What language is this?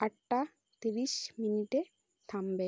Bangla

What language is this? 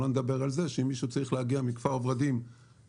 Hebrew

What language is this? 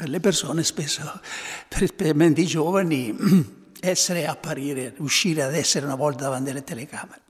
Italian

